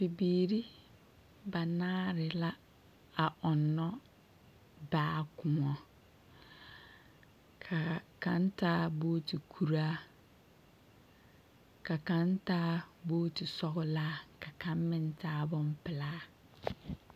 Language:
Southern Dagaare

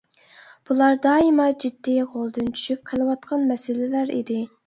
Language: Uyghur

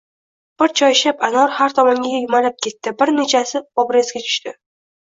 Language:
Uzbek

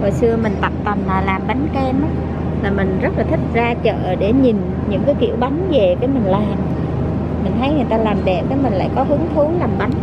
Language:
Vietnamese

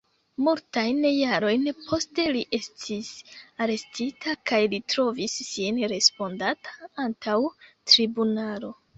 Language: Esperanto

